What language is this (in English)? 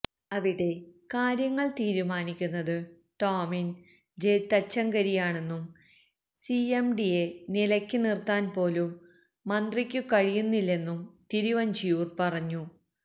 Malayalam